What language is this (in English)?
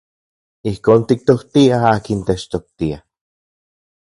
Central Puebla Nahuatl